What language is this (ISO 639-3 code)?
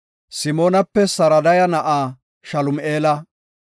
gof